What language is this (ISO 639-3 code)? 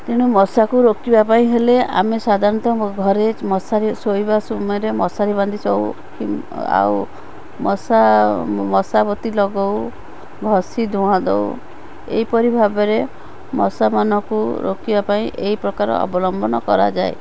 ori